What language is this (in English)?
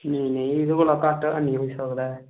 Dogri